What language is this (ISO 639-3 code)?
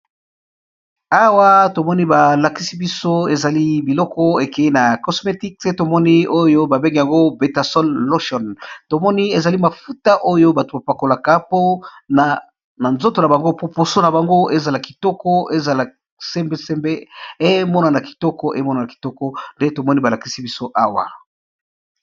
lin